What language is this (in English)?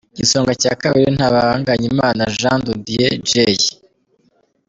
Kinyarwanda